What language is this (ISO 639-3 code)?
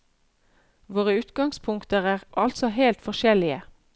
nor